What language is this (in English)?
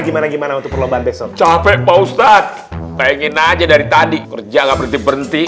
Indonesian